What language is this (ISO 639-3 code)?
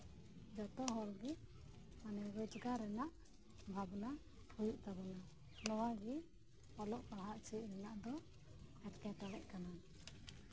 sat